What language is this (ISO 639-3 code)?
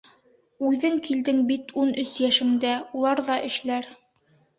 bak